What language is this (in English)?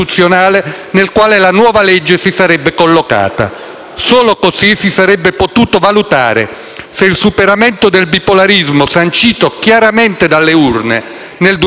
Italian